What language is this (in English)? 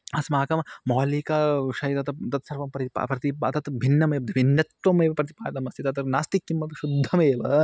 Sanskrit